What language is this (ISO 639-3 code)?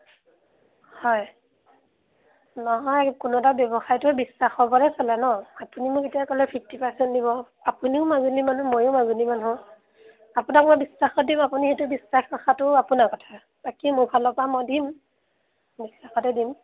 asm